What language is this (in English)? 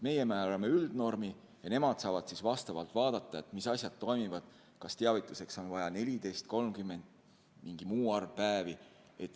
Estonian